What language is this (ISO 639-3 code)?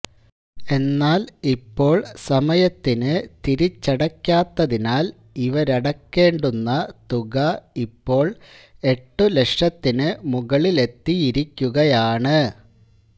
mal